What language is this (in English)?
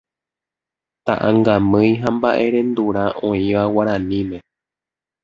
Guarani